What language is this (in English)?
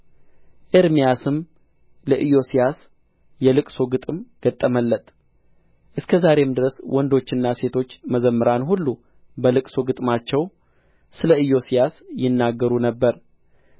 Amharic